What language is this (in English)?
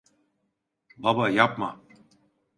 Turkish